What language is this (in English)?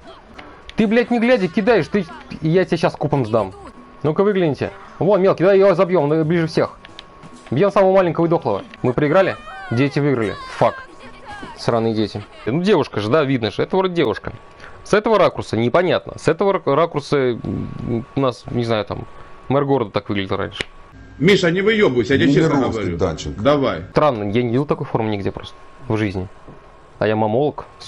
Russian